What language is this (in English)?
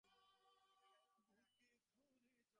Bangla